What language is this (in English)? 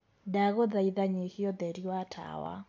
Kikuyu